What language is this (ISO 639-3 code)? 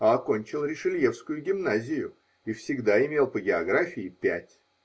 rus